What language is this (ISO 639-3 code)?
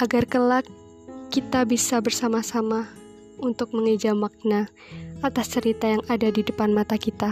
ind